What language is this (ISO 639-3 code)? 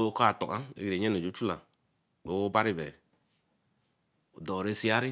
elm